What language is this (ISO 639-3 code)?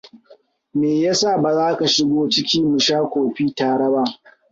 hau